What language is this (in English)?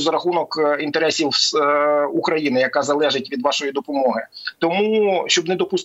Ukrainian